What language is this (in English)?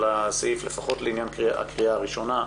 Hebrew